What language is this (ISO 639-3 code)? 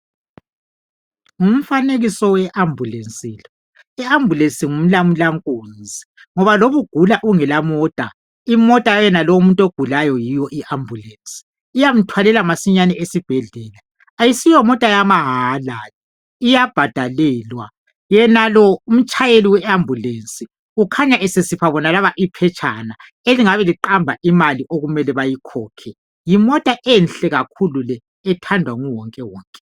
nde